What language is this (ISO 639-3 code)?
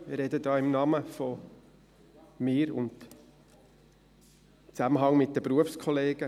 gsw